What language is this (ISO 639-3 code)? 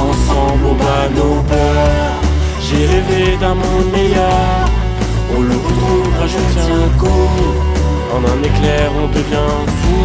fra